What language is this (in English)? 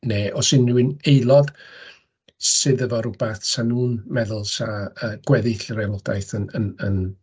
Welsh